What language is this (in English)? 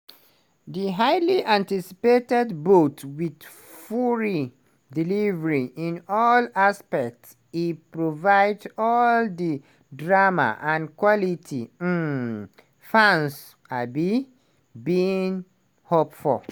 Nigerian Pidgin